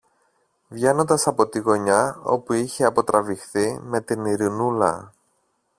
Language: Greek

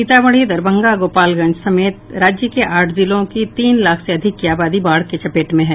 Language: Hindi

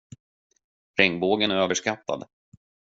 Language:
Swedish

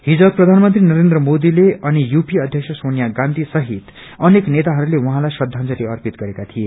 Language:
Nepali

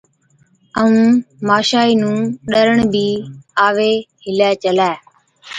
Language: Od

